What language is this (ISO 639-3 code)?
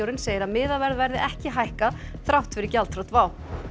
isl